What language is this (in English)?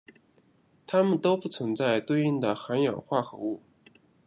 Chinese